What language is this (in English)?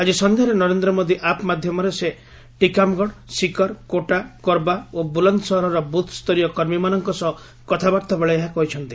Odia